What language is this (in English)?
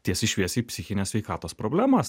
Lithuanian